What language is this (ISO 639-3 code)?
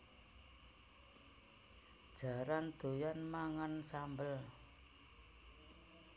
jav